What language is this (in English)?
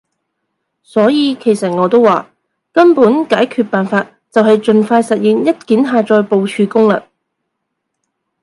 Cantonese